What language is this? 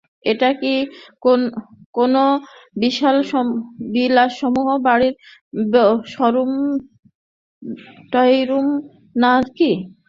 Bangla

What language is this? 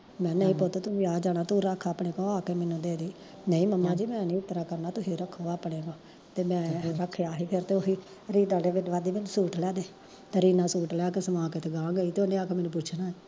Punjabi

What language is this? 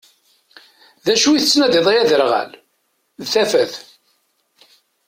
Kabyle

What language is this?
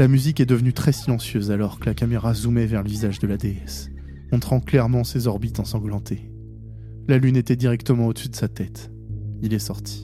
French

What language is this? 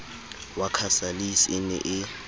Southern Sotho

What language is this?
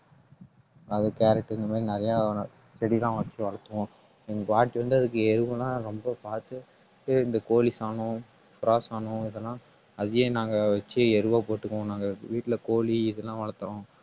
Tamil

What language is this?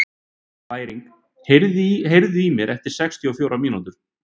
Icelandic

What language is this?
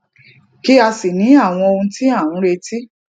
Yoruba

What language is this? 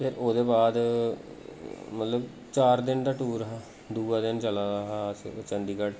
Dogri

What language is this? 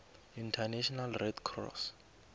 South Ndebele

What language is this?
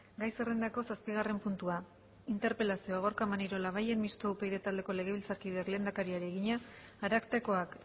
Basque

